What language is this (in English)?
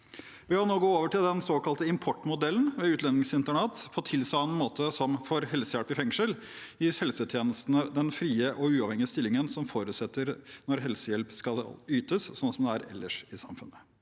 Norwegian